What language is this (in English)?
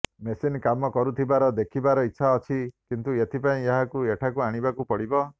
Odia